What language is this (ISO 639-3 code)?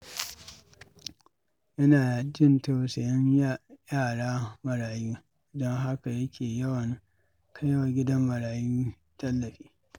hau